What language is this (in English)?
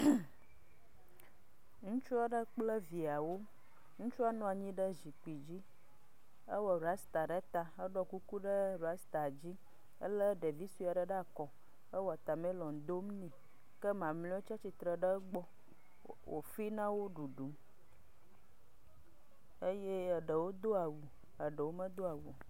Ewe